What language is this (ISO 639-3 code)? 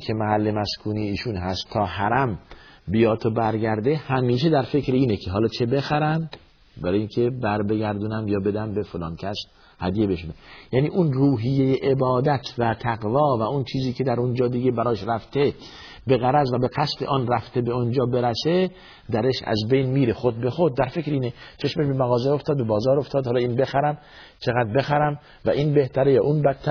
fas